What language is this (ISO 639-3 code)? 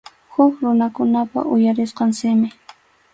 qxu